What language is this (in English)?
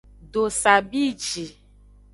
Aja (Benin)